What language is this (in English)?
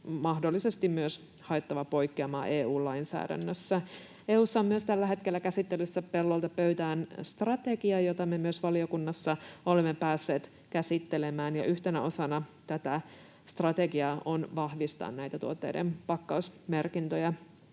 Finnish